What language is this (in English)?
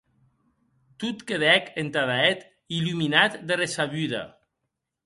Occitan